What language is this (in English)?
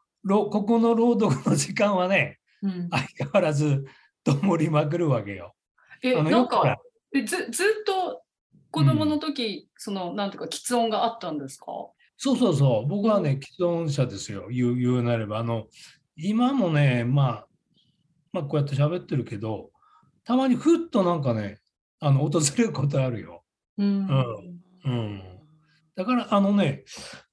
Japanese